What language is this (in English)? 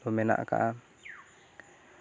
Santali